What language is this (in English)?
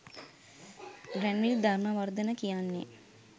Sinhala